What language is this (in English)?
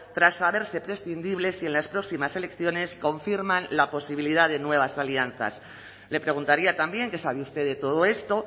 Spanish